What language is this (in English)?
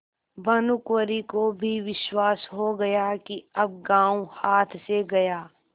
Hindi